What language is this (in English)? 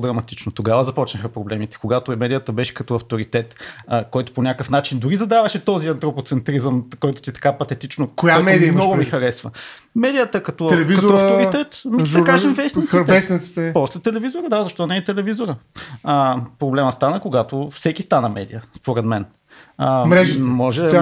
Bulgarian